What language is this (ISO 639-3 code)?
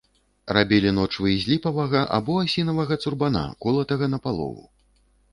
bel